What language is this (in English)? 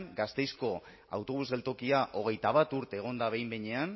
Basque